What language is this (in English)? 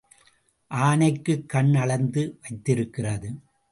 Tamil